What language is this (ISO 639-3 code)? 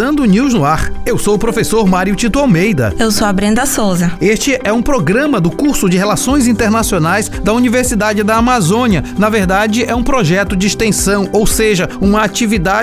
por